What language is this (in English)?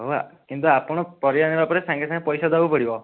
Odia